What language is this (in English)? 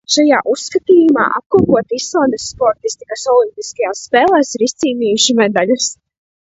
Latvian